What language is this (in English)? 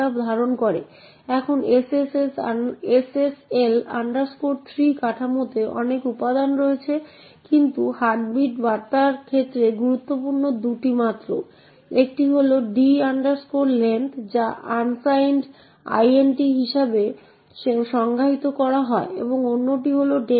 Bangla